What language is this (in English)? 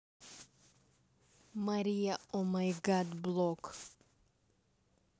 Russian